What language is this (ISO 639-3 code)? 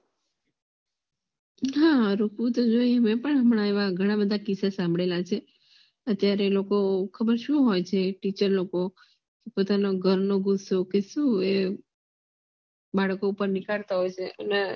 guj